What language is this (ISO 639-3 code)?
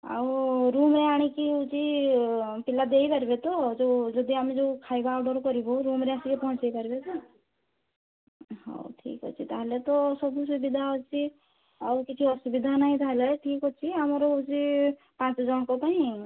ori